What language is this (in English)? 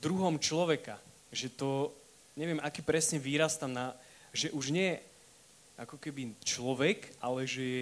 Slovak